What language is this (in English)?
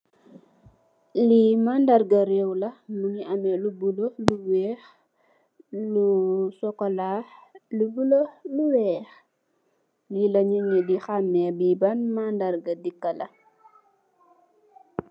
Wolof